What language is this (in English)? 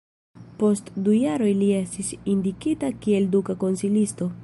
Esperanto